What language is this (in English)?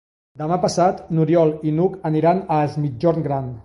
Catalan